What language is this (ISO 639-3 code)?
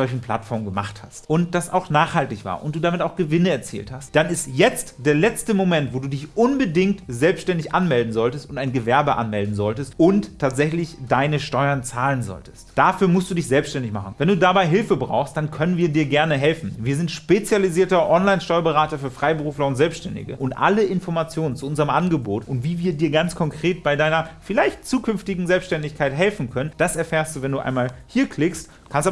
deu